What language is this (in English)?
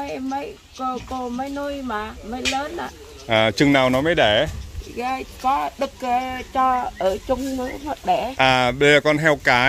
Vietnamese